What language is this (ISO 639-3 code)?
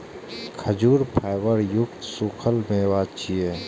mai